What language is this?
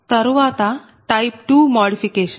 Telugu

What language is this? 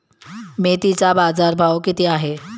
Marathi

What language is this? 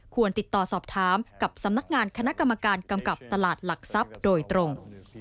Thai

